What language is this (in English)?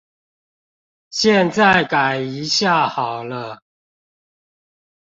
Chinese